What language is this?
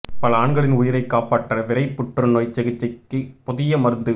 Tamil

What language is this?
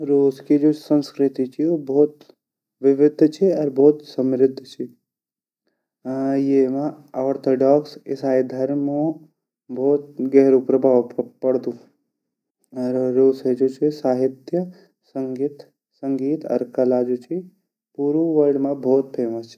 Garhwali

